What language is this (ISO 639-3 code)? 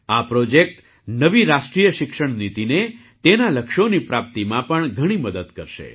guj